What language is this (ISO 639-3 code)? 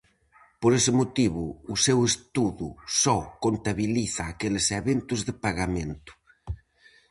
glg